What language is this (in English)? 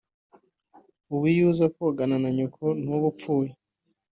Kinyarwanda